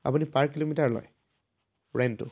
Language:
Assamese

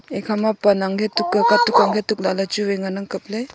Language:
Wancho Naga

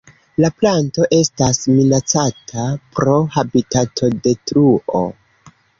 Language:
Esperanto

